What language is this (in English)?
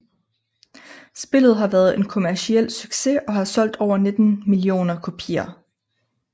Danish